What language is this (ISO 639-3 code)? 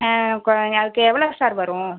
tam